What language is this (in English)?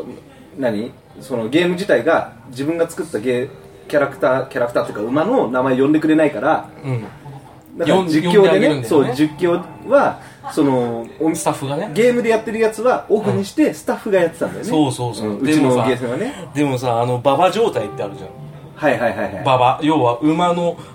Japanese